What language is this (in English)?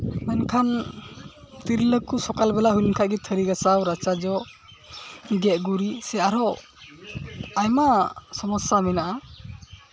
Santali